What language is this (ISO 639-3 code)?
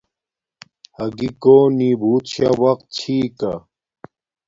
dmk